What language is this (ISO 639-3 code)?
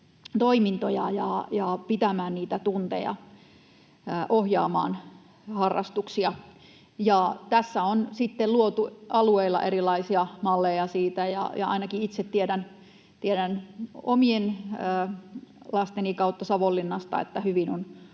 fin